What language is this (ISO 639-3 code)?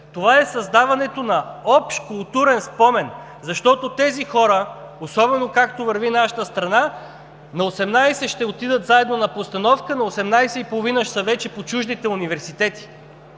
bul